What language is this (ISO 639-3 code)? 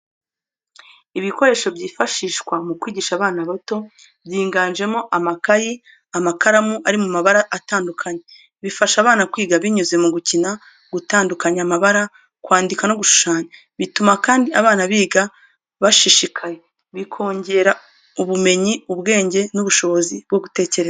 kin